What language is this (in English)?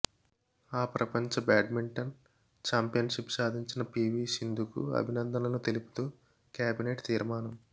Telugu